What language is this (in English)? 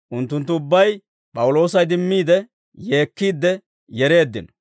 Dawro